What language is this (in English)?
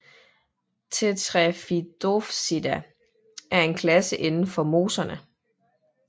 Danish